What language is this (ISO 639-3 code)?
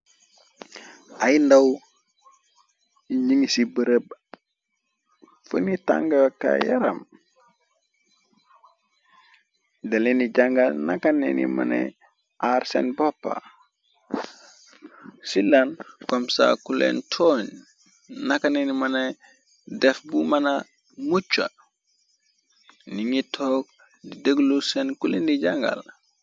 wol